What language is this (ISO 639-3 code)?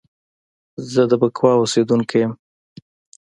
pus